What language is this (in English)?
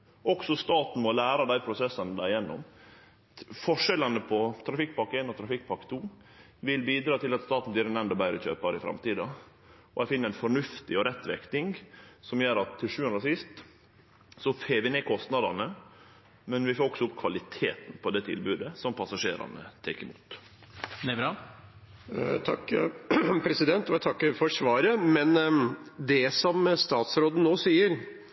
Norwegian